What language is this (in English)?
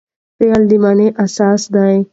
Pashto